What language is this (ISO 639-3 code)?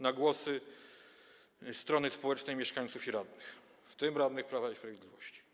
pol